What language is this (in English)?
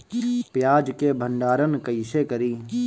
Bhojpuri